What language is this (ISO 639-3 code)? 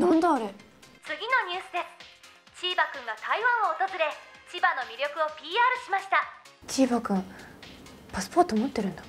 jpn